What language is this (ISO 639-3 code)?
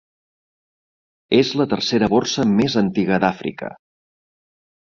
cat